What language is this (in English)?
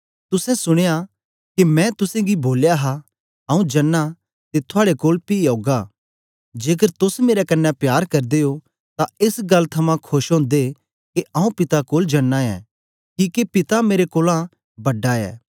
Dogri